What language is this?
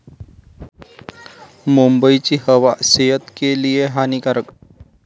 Marathi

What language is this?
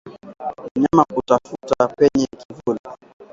Swahili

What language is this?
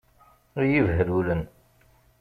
Kabyle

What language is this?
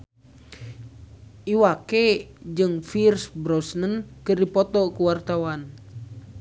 Sundanese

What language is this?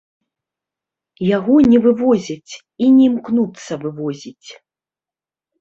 Belarusian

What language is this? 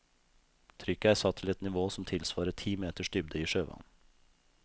Norwegian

